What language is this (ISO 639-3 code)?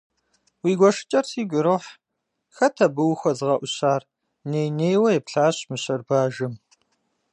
kbd